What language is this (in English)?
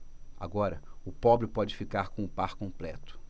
Portuguese